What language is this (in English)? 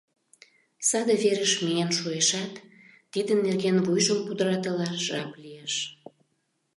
Mari